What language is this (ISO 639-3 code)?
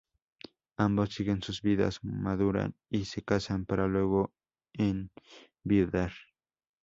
spa